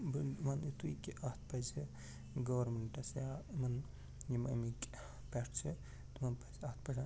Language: Kashmiri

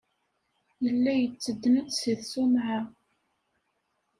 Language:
Kabyle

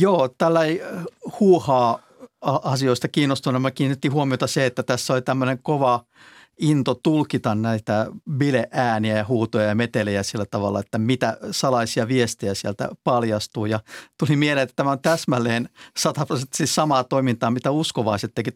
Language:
Finnish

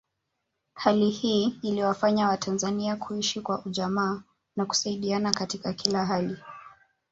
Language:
Swahili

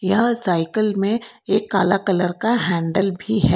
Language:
Hindi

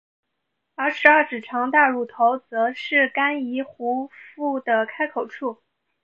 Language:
Chinese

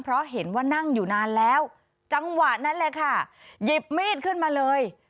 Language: Thai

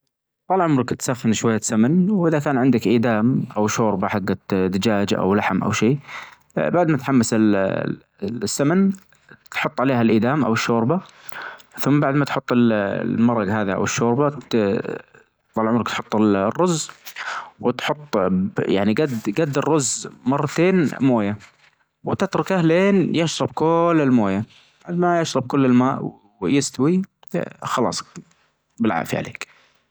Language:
Najdi Arabic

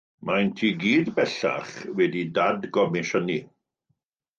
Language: Welsh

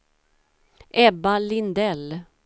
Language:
Swedish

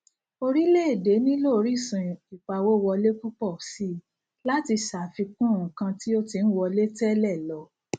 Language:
Yoruba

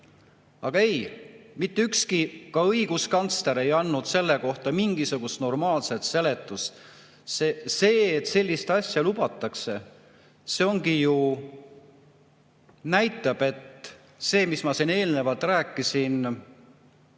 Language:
Estonian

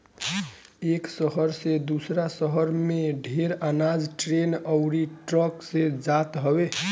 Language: Bhojpuri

